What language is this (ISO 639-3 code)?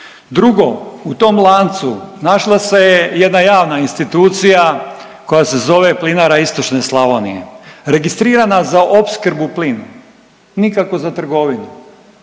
hrv